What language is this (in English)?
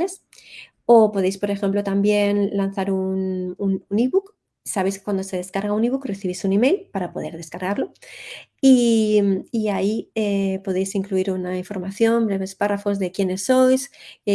Spanish